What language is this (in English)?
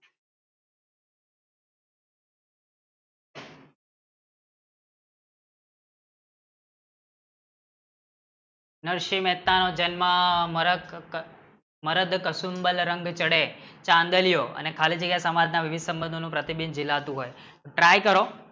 Gujarati